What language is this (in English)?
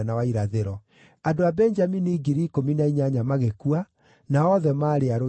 Kikuyu